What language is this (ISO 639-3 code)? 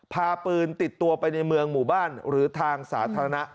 tha